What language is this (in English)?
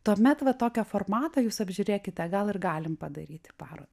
Lithuanian